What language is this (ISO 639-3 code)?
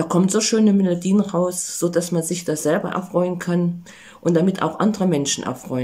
deu